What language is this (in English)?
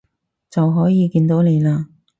Cantonese